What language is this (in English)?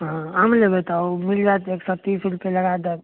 Maithili